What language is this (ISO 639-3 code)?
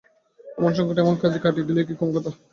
ben